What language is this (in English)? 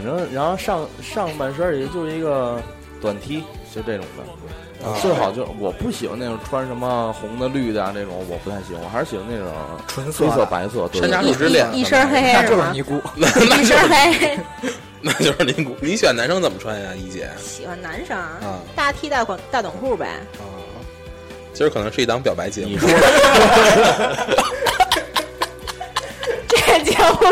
Chinese